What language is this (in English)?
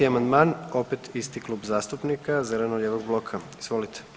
Croatian